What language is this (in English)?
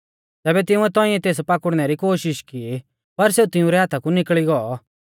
Mahasu Pahari